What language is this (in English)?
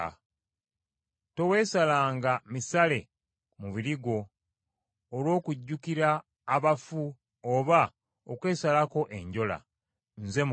Ganda